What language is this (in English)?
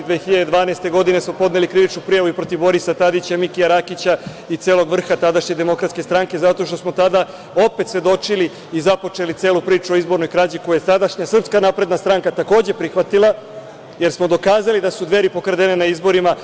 Serbian